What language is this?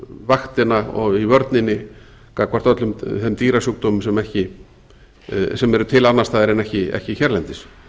Icelandic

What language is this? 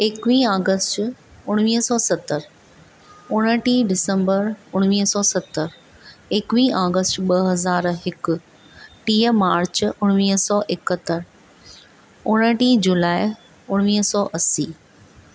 Sindhi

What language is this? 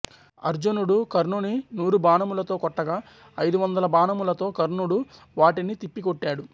Telugu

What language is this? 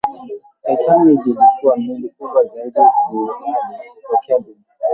Swahili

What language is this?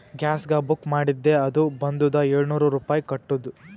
Kannada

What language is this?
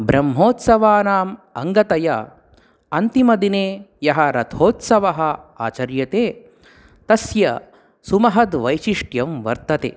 Sanskrit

